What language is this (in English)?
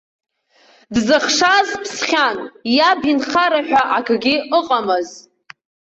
Abkhazian